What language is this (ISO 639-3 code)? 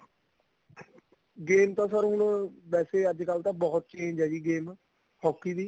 pan